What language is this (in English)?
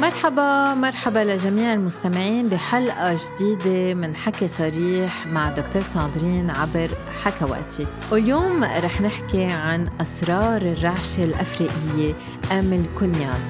Arabic